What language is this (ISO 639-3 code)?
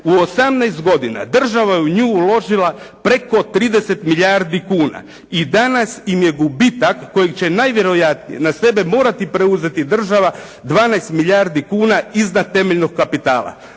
hrv